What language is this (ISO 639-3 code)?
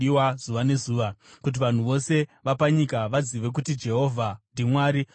sna